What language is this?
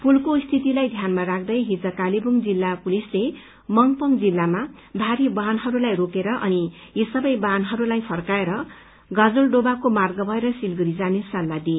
Nepali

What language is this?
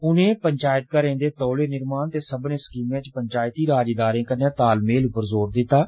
Dogri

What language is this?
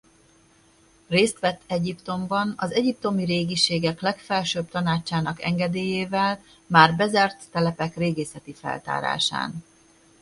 Hungarian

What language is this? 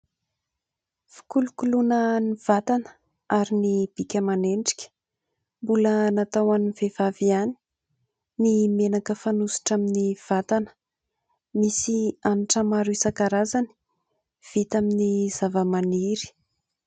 Malagasy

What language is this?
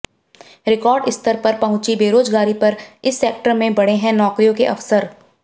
Hindi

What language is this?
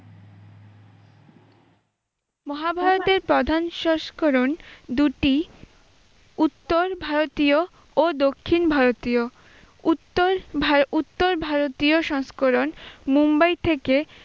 Bangla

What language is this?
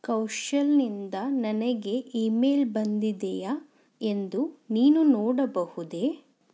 Kannada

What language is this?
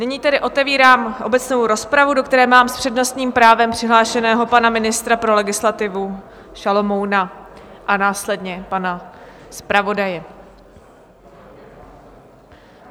Czech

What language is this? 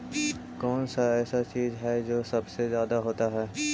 Magahi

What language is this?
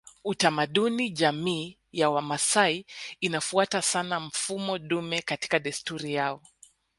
Swahili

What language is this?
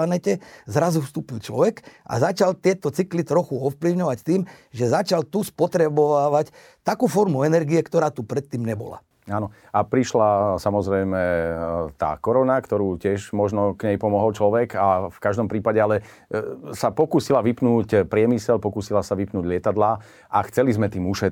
Slovak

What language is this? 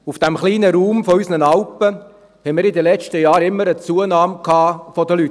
Swiss German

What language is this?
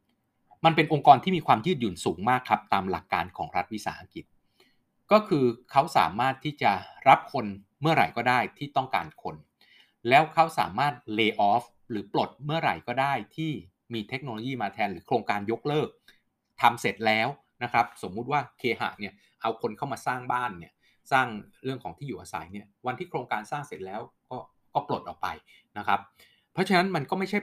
Thai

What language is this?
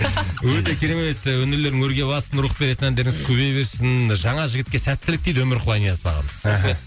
Kazakh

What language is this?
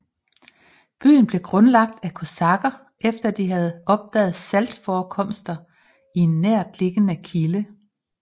Danish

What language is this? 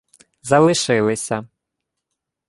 Ukrainian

